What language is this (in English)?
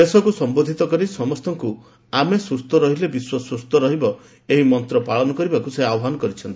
Odia